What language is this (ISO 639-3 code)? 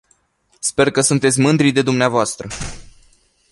ron